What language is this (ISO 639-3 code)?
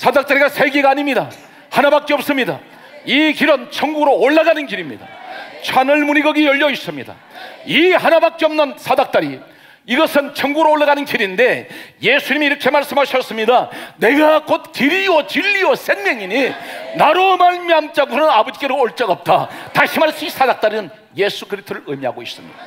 kor